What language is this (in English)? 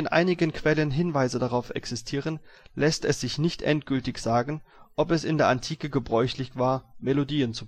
German